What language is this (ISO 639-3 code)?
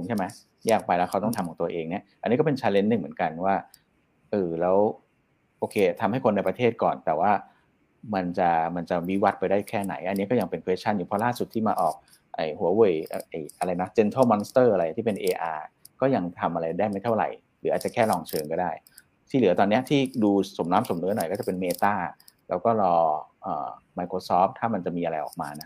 tha